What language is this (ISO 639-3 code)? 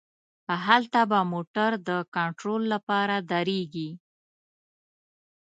pus